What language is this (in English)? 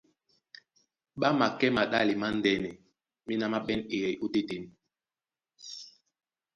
Duala